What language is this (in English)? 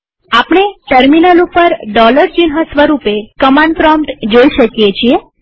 Gujarati